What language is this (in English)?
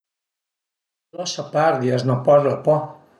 Piedmontese